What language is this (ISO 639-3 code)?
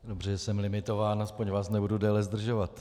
ces